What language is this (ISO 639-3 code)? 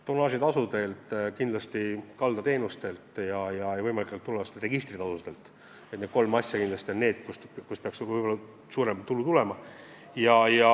est